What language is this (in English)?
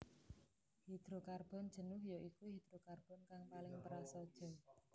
Javanese